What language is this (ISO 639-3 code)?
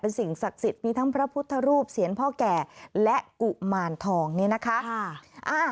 tha